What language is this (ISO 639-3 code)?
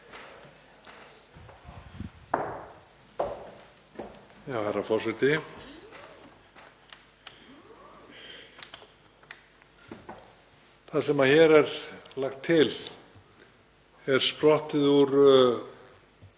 isl